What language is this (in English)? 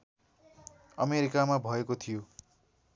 Nepali